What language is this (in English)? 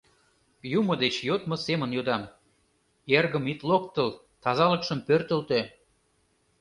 Mari